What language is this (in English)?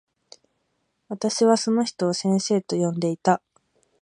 Japanese